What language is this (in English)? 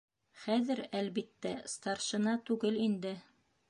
Bashkir